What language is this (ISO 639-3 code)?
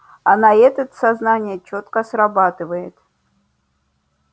rus